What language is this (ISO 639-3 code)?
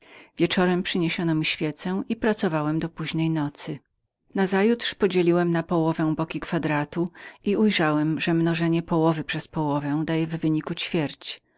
pol